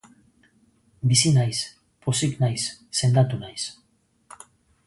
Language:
Basque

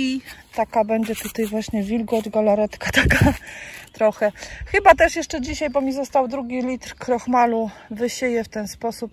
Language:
Polish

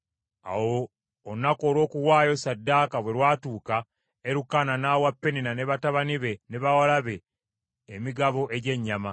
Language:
Ganda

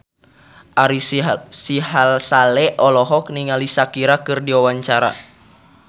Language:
Sundanese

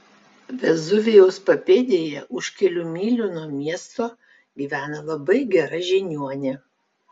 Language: Lithuanian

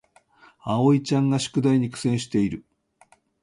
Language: Japanese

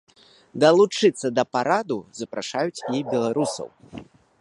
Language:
Belarusian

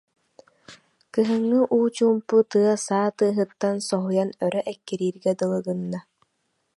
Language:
Yakut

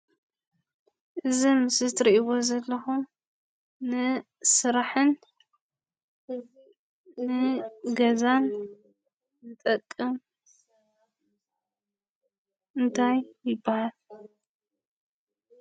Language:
Tigrinya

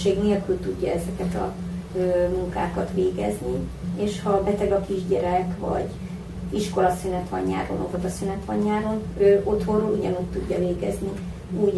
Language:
Hungarian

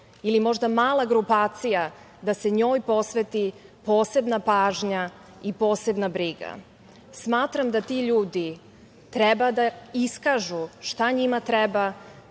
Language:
Serbian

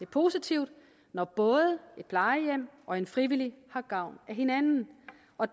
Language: Danish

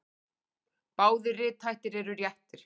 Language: Icelandic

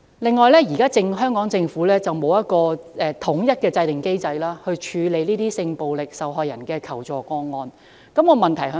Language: Cantonese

